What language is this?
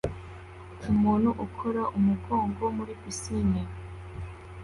Kinyarwanda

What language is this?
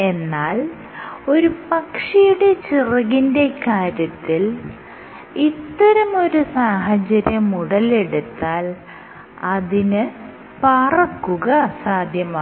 Malayalam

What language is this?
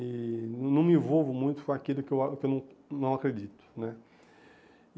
Portuguese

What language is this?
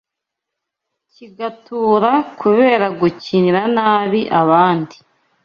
Kinyarwanda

